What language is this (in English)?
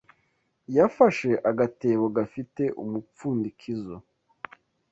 Kinyarwanda